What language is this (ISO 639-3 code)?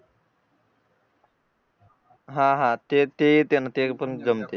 mar